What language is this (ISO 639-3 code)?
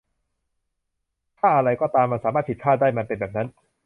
tha